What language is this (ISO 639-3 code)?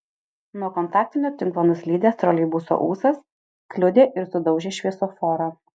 lit